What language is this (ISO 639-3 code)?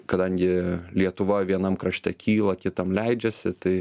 lit